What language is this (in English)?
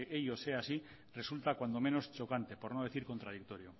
Spanish